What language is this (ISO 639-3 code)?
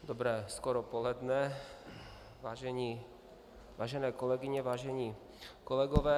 ces